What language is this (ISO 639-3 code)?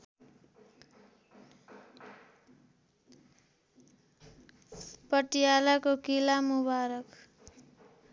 nep